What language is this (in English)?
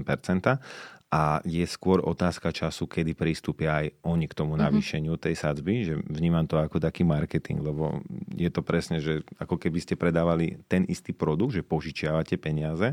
Slovak